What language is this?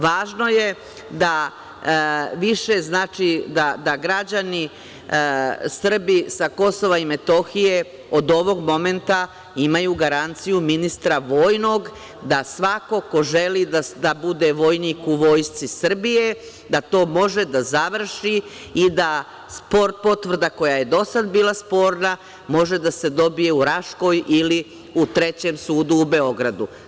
Serbian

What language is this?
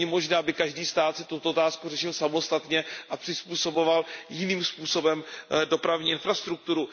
Czech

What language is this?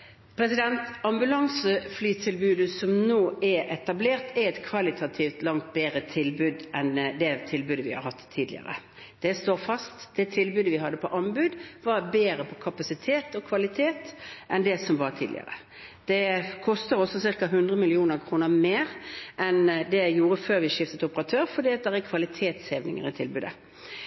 Norwegian Bokmål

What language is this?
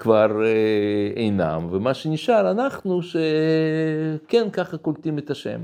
Hebrew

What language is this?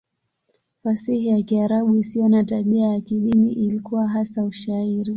Swahili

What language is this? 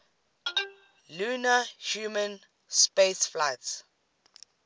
English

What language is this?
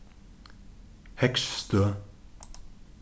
Faroese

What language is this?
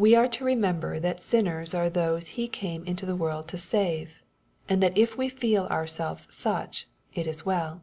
English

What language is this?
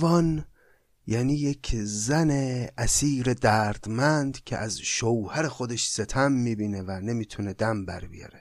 Persian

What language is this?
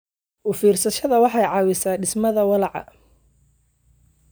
Somali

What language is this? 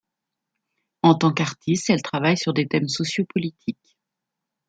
French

